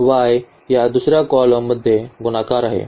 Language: Marathi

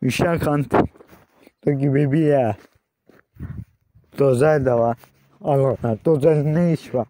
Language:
Turkish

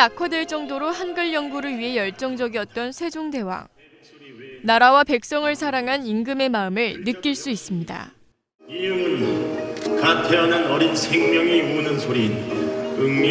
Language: Korean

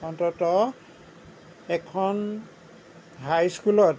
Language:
Assamese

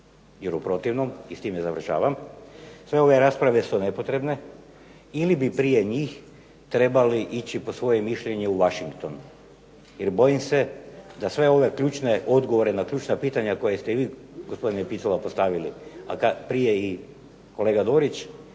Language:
Croatian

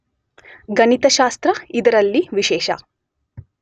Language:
Kannada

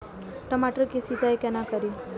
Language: Maithili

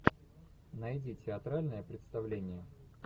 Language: Russian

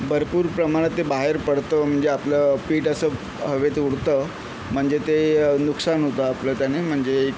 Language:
Marathi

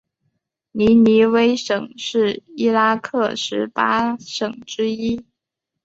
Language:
Chinese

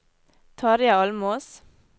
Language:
Norwegian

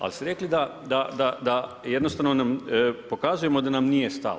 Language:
Croatian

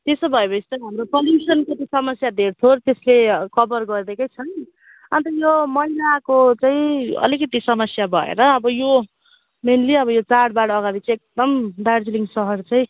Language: Nepali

